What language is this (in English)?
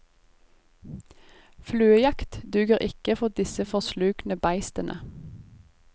Norwegian